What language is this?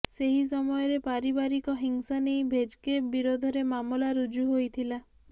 Odia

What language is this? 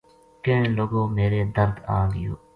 Gujari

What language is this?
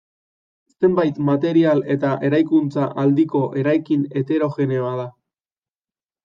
Basque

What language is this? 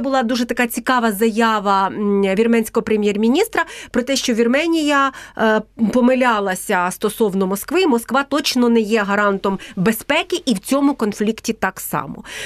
Ukrainian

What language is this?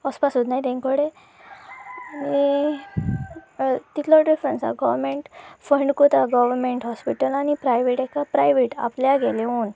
Konkani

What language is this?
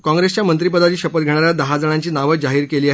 Marathi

